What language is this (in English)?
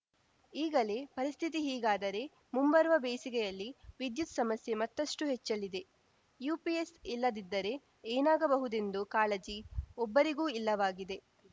Kannada